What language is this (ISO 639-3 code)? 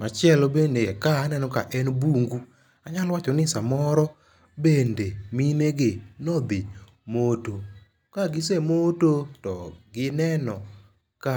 luo